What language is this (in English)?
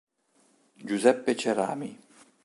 Italian